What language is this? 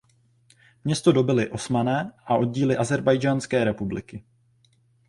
Czech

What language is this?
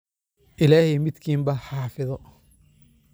Somali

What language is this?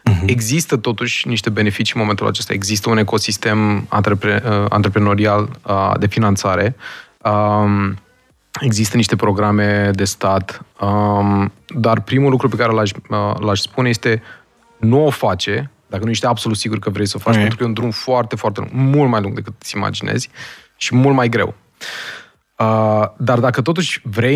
Romanian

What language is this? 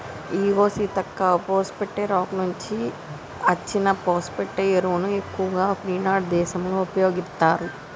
Telugu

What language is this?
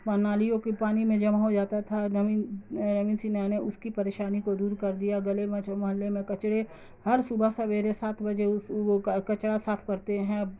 Urdu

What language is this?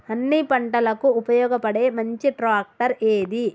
Telugu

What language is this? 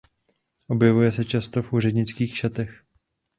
Czech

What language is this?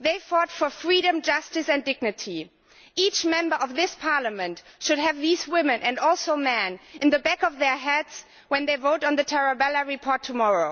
English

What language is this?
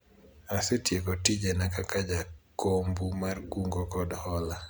Luo (Kenya and Tanzania)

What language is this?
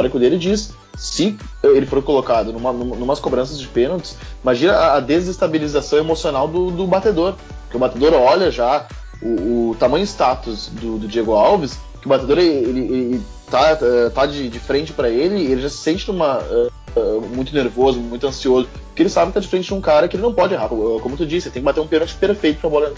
Portuguese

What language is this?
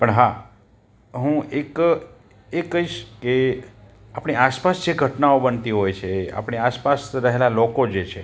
Gujarati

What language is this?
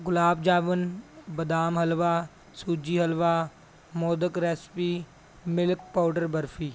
Punjabi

